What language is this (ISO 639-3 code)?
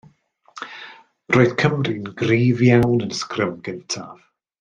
cym